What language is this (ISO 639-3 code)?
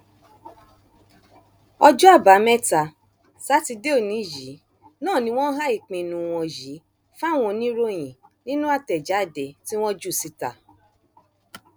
yor